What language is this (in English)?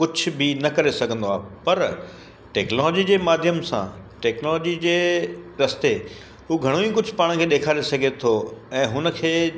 Sindhi